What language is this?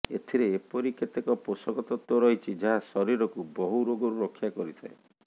Odia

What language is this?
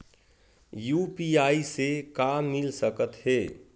Chhattisgarhi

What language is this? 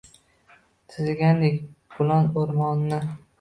Uzbek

